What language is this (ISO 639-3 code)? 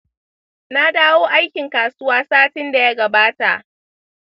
hau